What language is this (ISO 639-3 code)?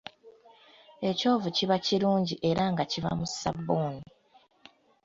lug